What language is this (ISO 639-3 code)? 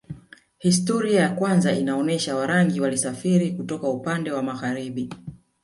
swa